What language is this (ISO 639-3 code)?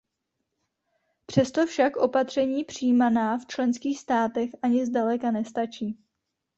ces